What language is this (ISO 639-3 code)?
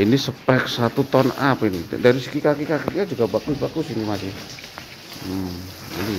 ind